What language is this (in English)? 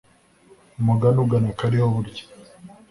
Kinyarwanda